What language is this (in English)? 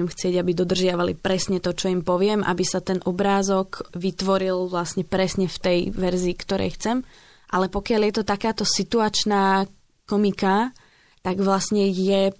Slovak